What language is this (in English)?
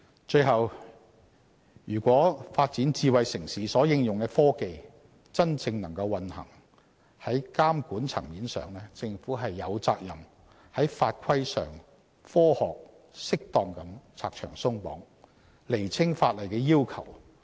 Cantonese